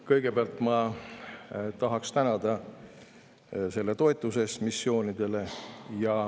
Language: Estonian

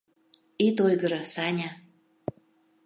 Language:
Mari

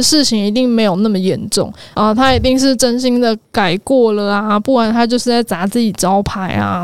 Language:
Chinese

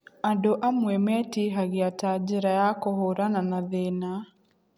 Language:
Kikuyu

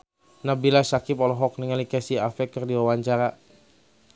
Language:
Sundanese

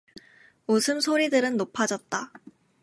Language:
Korean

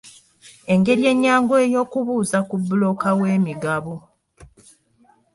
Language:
Ganda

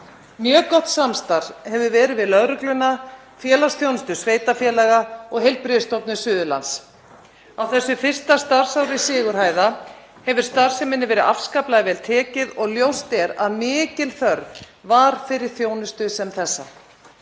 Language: Icelandic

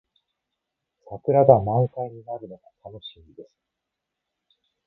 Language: Japanese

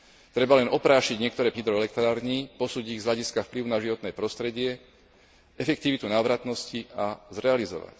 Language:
Slovak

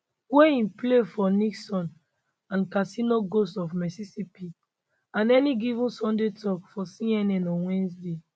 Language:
Nigerian Pidgin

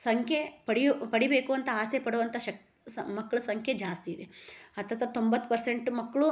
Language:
Kannada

